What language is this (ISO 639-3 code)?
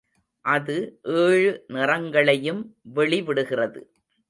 tam